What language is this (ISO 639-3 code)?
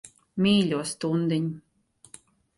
lav